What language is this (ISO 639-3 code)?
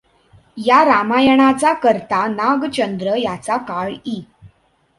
mar